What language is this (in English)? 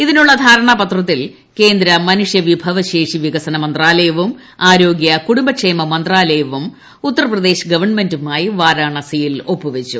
Malayalam